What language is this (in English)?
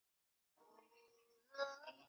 Chinese